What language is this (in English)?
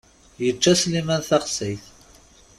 Kabyle